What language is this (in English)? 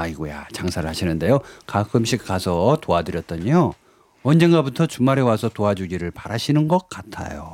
Korean